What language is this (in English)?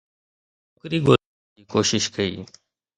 Sindhi